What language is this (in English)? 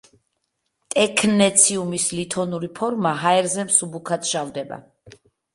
Georgian